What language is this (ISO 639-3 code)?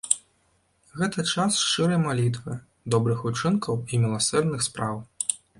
bel